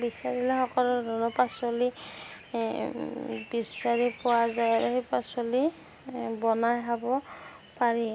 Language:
Assamese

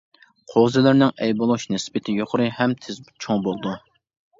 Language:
Uyghur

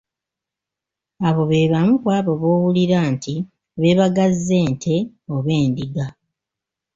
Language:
Ganda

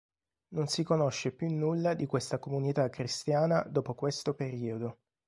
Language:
Italian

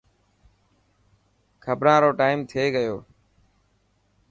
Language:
Dhatki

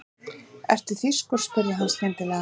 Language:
Icelandic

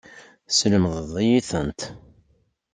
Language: Kabyle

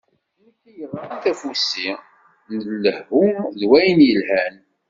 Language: Kabyle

